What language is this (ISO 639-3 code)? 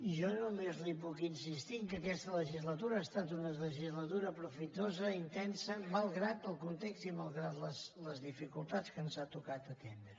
cat